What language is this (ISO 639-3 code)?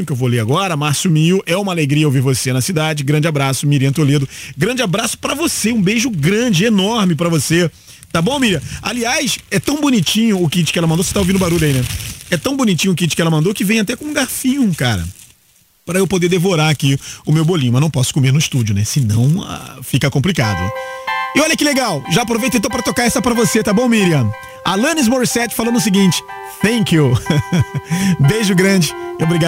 por